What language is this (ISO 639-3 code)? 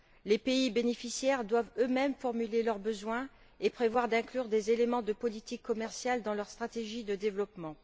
fra